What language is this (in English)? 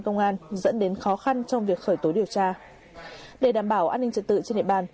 Vietnamese